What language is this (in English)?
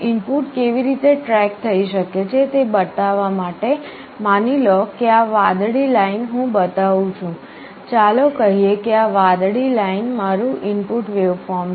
Gujarati